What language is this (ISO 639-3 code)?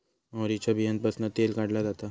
mar